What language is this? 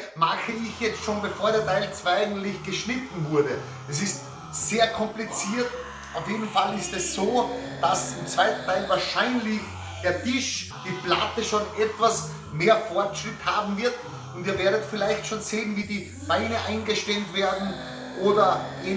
German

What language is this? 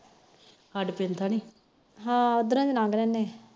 Punjabi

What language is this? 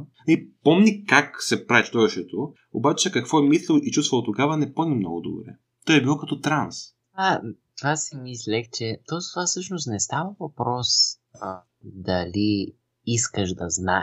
Bulgarian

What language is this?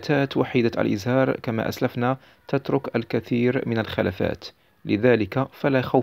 Arabic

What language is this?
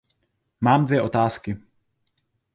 Czech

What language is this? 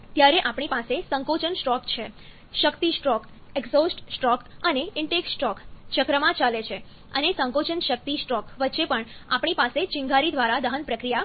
Gujarati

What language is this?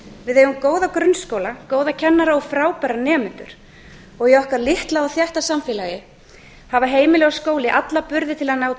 Icelandic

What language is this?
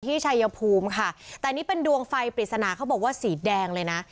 Thai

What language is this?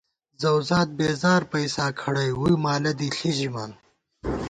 Gawar-Bati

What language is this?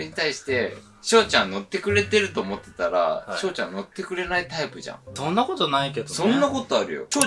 Japanese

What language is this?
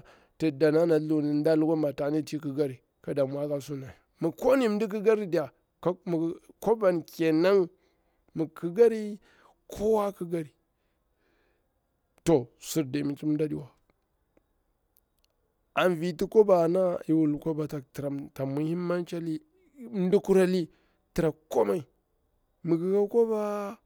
Bura-Pabir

